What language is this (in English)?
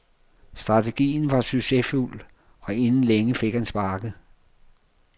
Danish